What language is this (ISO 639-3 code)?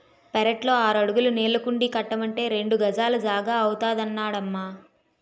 tel